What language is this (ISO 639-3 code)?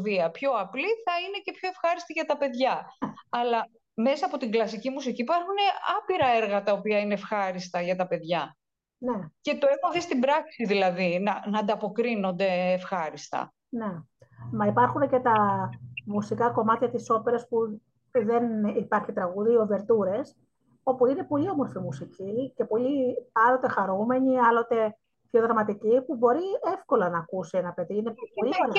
ell